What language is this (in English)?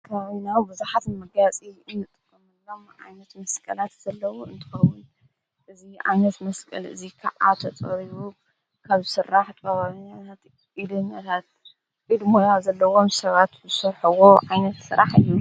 Tigrinya